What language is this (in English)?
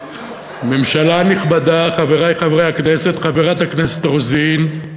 Hebrew